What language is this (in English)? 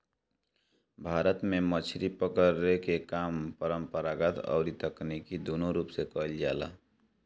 Bhojpuri